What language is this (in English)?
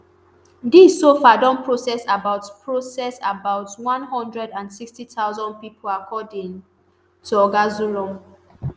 Nigerian Pidgin